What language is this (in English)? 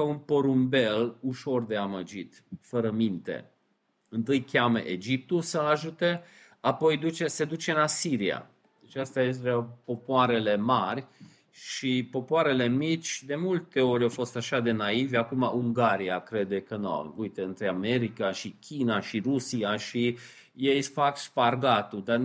Romanian